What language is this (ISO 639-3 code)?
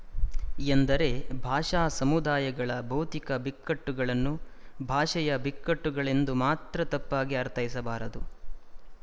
kan